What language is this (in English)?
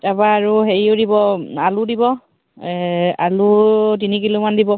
Assamese